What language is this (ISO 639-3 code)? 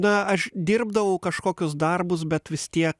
lit